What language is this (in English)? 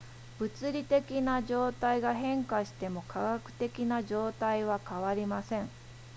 Japanese